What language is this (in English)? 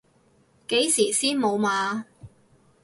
Cantonese